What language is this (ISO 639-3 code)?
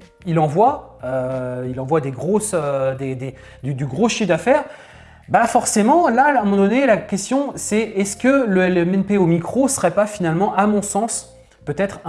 fra